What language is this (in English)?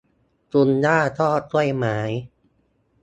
Thai